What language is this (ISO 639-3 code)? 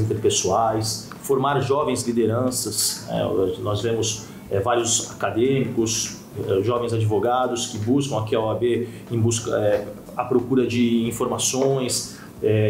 por